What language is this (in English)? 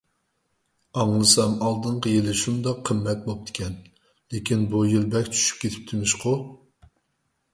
Uyghur